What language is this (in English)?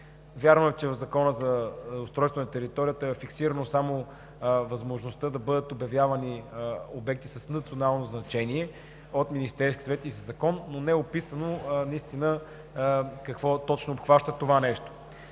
Bulgarian